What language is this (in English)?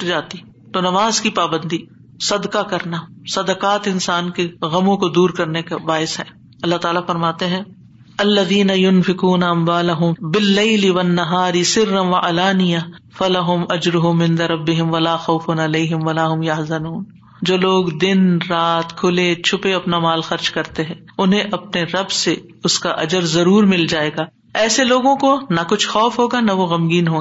Urdu